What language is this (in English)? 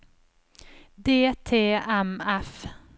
Norwegian